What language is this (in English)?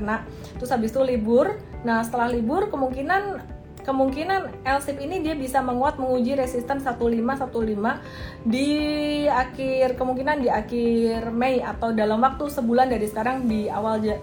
Indonesian